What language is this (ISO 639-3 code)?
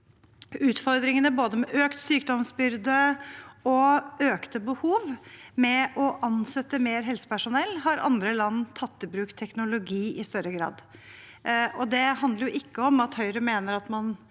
nor